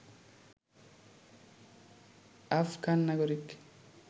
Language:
Bangla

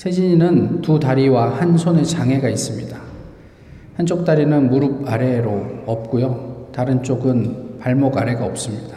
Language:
Korean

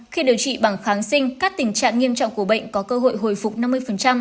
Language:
Vietnamese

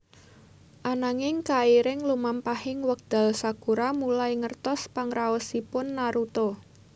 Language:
Javanese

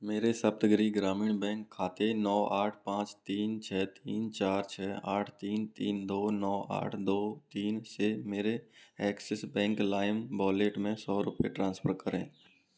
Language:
Hindi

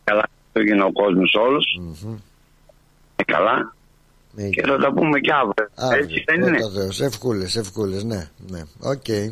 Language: Greek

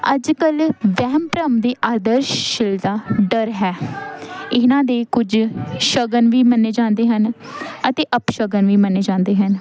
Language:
Punjabi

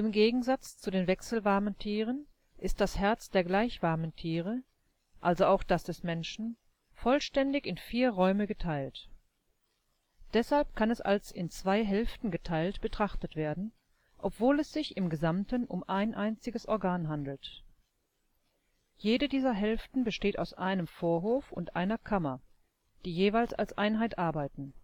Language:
German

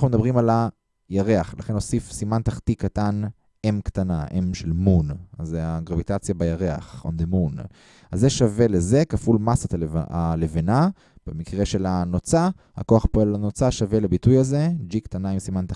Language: Hebrew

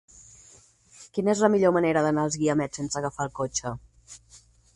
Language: Catalan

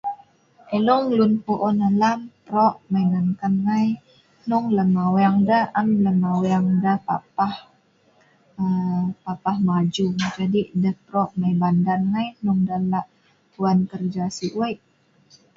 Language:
Sa'ban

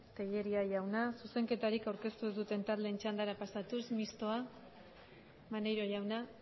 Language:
Basque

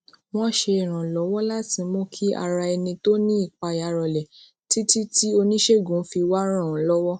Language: Yoruba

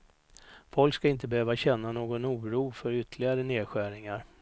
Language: Swedish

